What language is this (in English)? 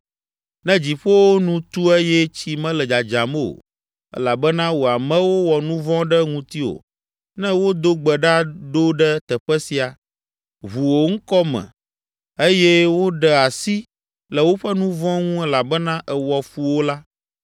Ewe